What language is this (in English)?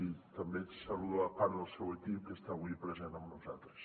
Catalan